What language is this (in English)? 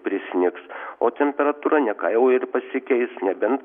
Lithuanian